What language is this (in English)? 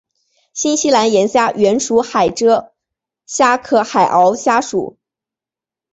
Chinese